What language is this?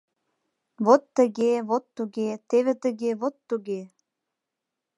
Mari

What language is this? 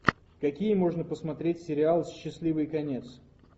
Russian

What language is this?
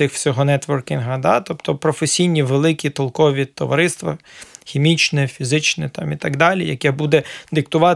Ukrainian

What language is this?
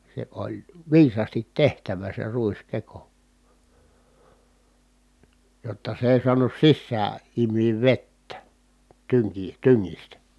Finnish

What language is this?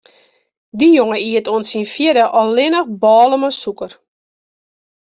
Western Frisian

